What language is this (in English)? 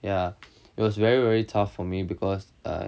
English